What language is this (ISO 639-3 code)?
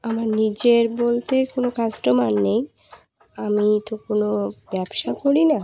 ben